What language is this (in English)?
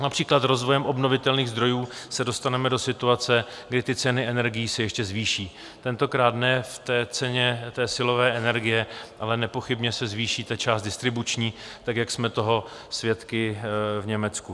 Czech